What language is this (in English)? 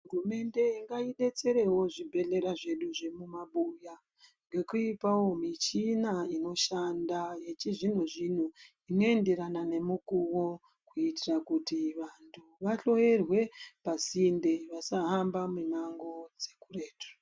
Ndau